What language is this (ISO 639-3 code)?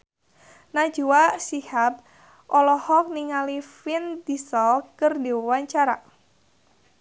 sun